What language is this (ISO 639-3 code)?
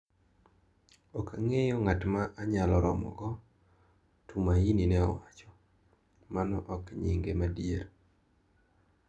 luo